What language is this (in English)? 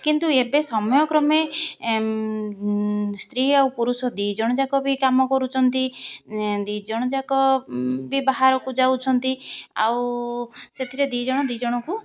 Odia